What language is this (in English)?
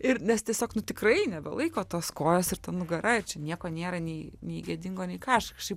Lithuanian